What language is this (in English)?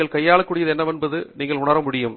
Tamil